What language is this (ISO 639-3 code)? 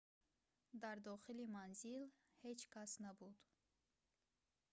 tgk